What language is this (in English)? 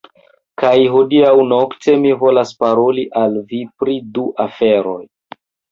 Esperanto